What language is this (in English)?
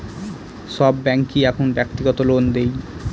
Bangla